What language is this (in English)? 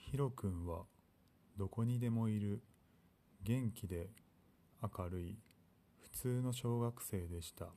Japanese